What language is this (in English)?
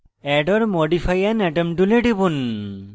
Bangla